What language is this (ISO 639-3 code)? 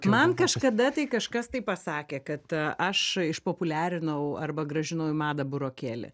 lit